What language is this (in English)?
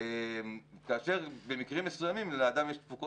Hebrew